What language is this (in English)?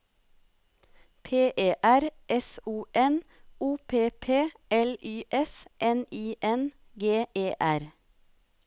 Norwegian